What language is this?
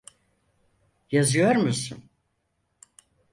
Turkish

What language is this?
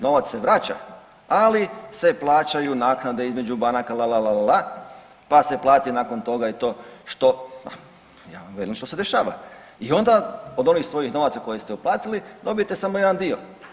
Croatian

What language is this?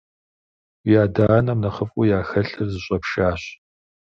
Kabardian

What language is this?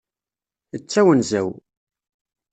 Kabyle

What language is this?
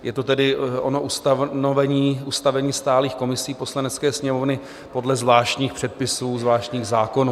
Czech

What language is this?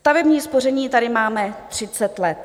Czech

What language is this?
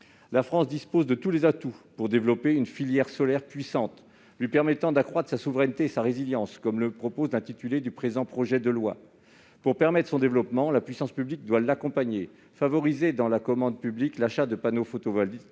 French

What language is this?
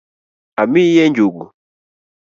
Luo (Kenya and Tanzania)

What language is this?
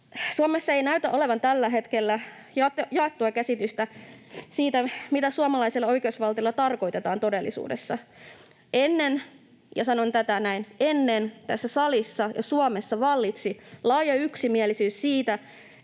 Finnish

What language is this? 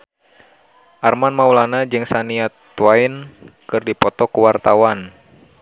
Sundanese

